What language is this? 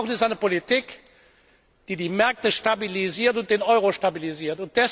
German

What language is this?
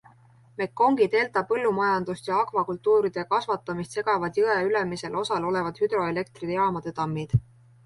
Estonian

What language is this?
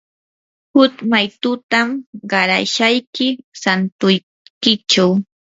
Yanahuanca Pasco Quechua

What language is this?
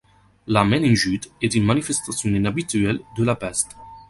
French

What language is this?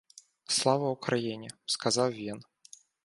Ukrainian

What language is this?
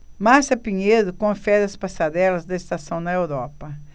Portuguese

